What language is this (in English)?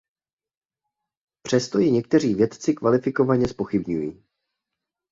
Czech